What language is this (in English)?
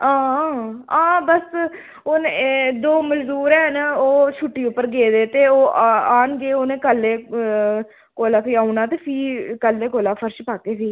Dogri